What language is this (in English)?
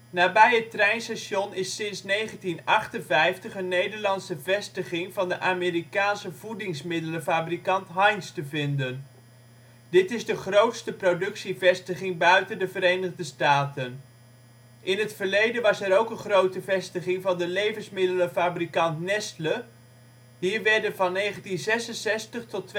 Dutch